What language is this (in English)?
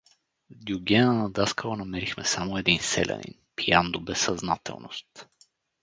Bulgarian